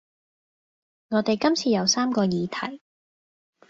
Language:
Cantonese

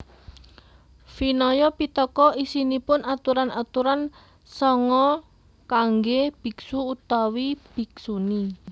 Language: Javanese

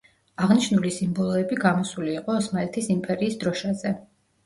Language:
Georgian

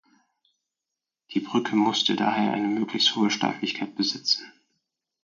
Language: German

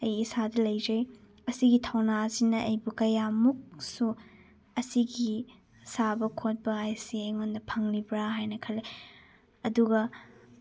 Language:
Manipuri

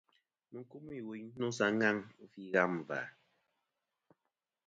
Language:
Kom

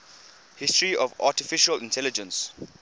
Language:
English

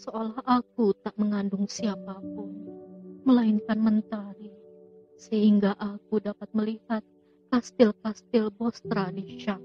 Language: Indonesian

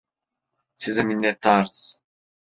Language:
Turkish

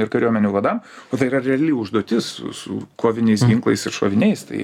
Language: Lithuanian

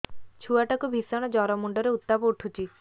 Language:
Odia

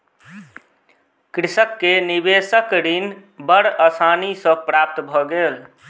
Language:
Maithili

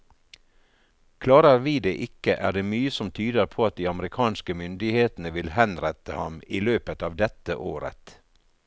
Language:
Norwegian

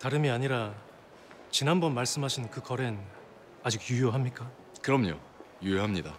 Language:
Korean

